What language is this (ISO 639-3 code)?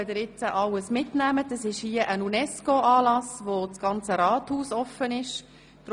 gsw